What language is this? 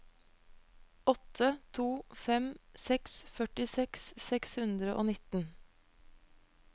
Norwegian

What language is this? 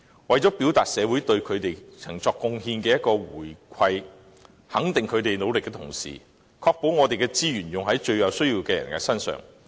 Cantonese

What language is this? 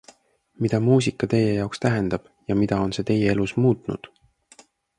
Estonian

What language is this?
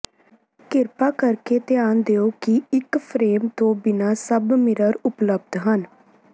Punjabi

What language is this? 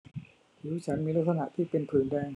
Thai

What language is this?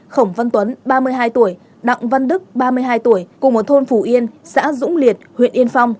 Vietnamese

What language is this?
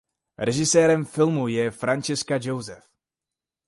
Czech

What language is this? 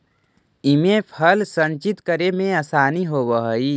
Magahi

